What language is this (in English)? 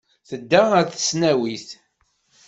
Kabyle